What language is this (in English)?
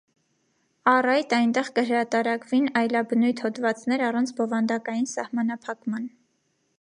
Armenian